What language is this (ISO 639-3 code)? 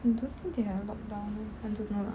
eng